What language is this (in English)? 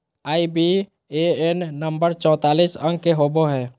Magahi